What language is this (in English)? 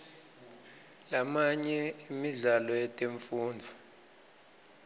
Swati